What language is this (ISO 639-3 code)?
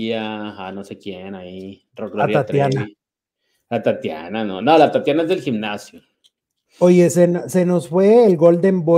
spa